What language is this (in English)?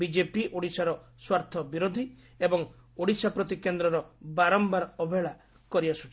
Odia